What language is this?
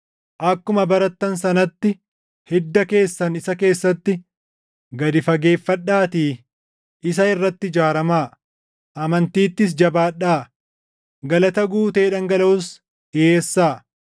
Oromo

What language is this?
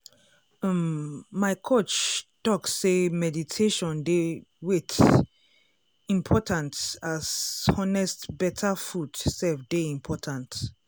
Nigerian Pidgin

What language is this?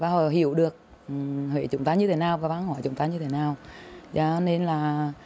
Vietnamese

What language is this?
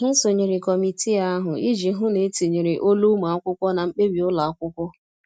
Igbo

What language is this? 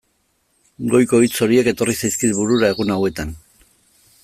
Basque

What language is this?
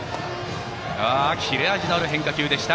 Japanese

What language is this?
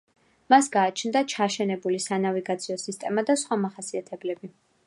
Georgian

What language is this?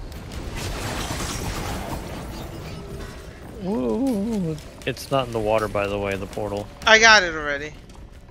English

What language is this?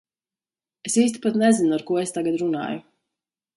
Latvian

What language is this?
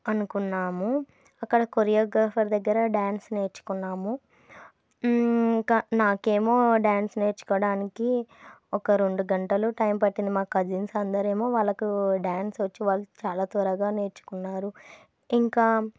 Telugu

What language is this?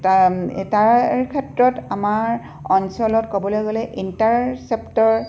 Assamese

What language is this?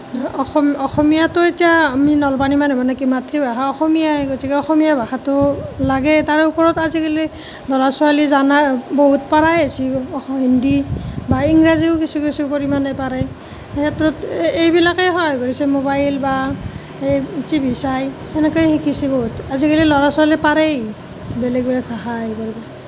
Assamese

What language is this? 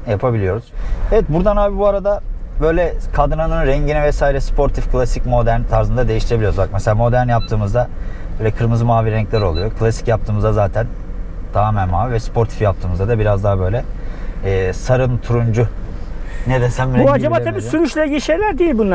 Turkish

